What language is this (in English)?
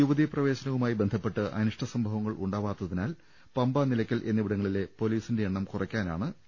Malayalam